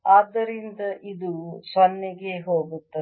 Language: Kannada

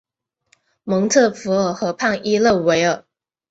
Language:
Chinese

